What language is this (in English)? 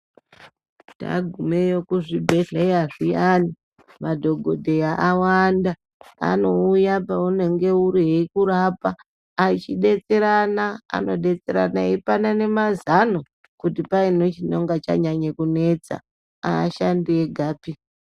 Ndau